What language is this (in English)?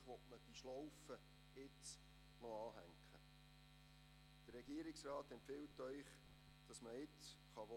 Swiss German